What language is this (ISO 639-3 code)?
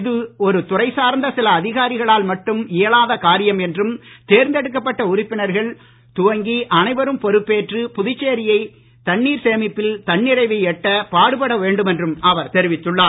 tam